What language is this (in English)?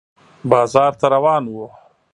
Pashto